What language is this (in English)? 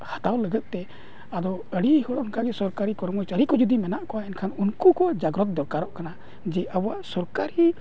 Santali